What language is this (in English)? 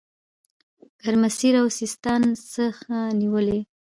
Pashto